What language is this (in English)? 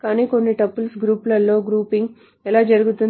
Telugu